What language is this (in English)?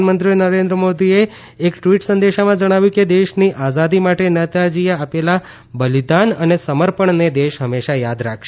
Gujarati